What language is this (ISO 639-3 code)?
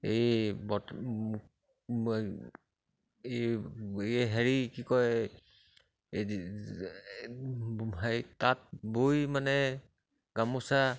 asm